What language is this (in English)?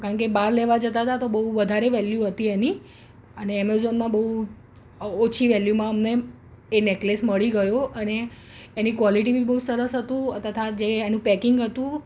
Gujarati